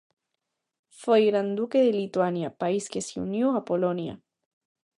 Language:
Galician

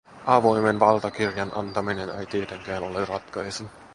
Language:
Finnish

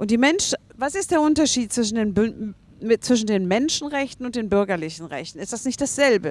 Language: German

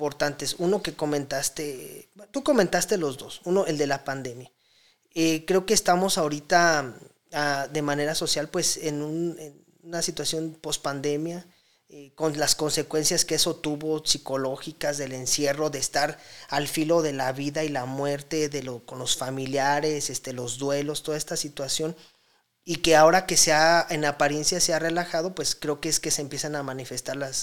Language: Spanish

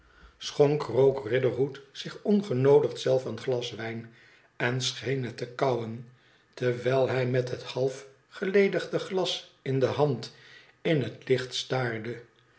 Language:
Dutch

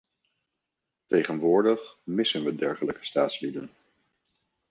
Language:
Dutch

